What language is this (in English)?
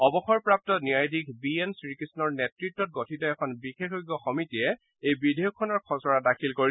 Assamese